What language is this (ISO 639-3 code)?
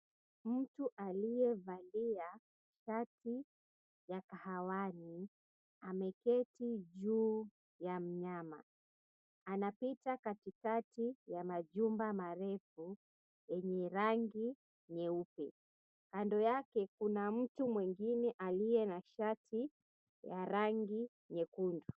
swa